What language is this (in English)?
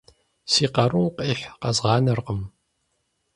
Kabardian